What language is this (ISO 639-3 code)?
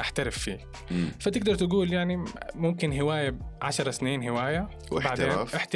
ara